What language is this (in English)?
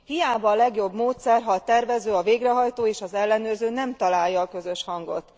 Hungarian